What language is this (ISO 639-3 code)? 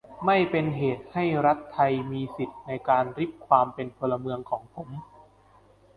tha